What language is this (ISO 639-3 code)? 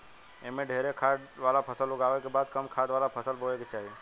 bho